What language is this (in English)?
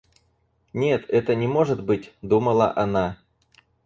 Russian